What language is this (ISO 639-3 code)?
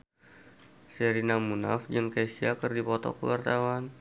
sun